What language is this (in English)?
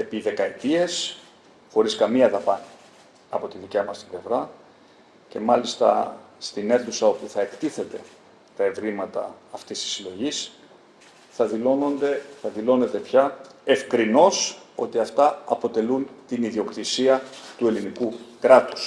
Greek